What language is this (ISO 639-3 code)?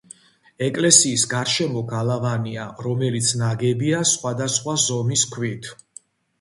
kat